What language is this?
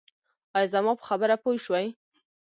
Pashto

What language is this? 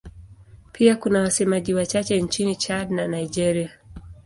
Swahili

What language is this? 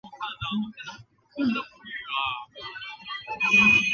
Chinese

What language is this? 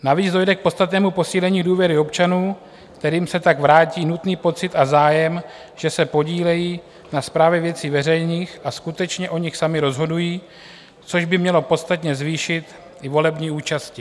Czech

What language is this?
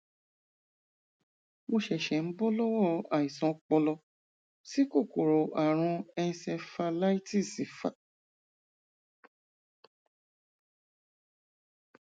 Yoruba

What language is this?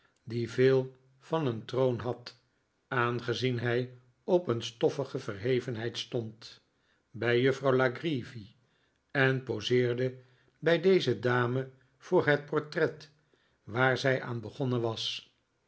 Dutch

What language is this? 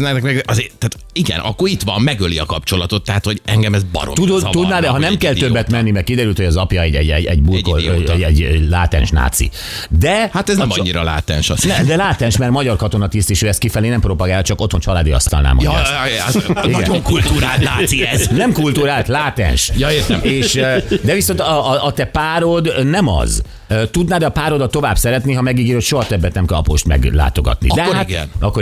Hungarian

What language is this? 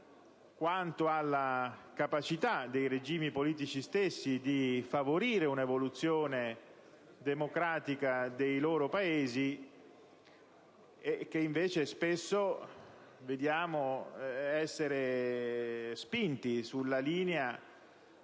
Italian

